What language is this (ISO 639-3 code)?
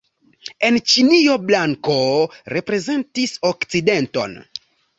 epo